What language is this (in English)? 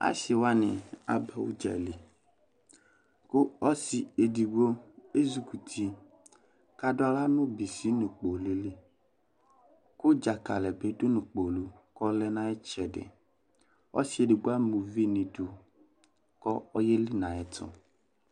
Ikposo